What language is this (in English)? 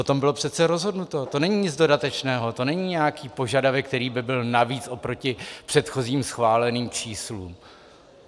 Czech